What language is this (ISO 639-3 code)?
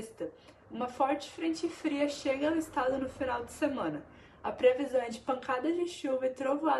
por